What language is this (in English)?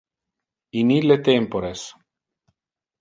Interlingua